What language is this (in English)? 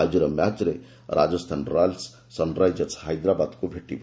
Odia